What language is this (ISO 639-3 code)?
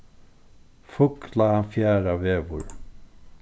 fao